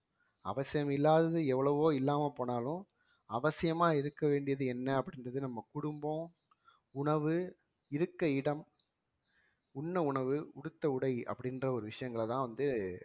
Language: Tamil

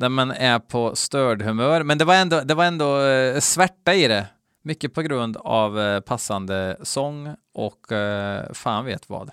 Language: Swedish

